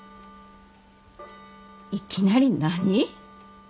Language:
Japanese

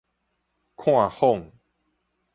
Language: Min Nan Chinese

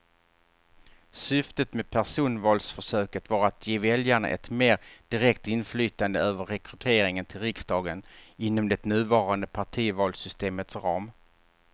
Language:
Swedish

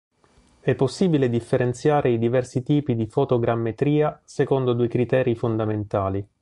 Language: Italian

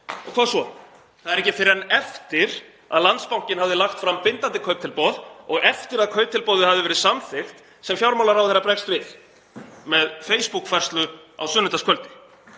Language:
Icelandic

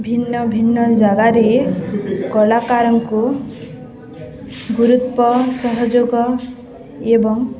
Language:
Odia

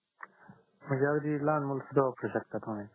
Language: Marathi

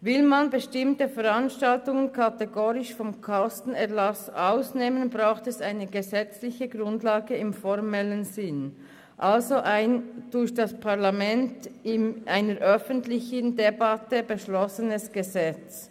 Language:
Swiss German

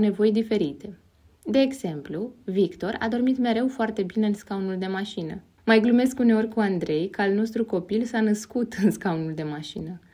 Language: Romanian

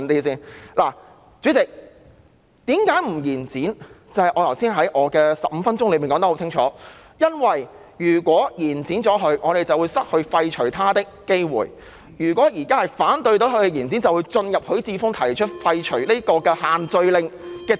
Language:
Cantonese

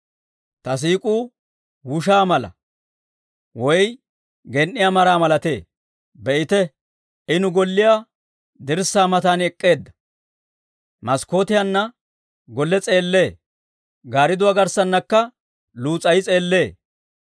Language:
Dawro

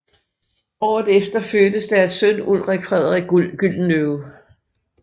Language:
Danish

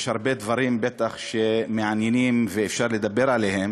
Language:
Hebrew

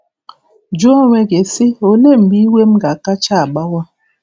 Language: Igbo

